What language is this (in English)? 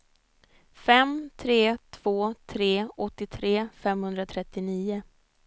Swedish